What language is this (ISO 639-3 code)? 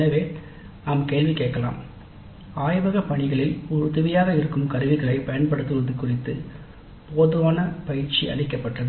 tam